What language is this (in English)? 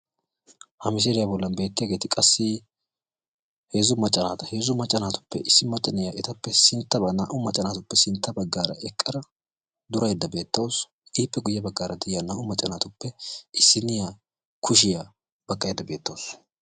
Wolaytta